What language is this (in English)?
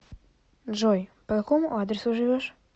Russian